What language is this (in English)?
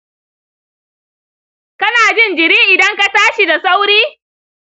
Hausa